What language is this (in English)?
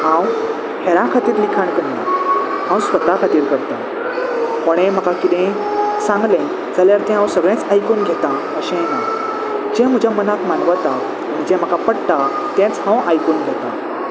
Konkani